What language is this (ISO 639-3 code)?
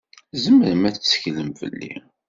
kab